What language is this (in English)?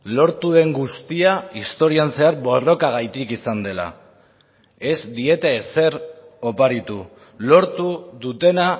Basque